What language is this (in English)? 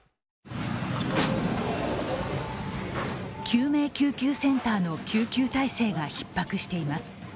Japanese